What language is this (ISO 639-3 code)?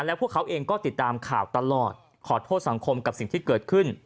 tha